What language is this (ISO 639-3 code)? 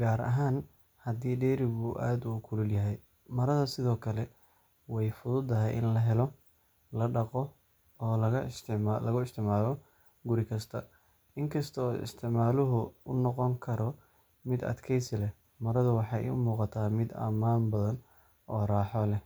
som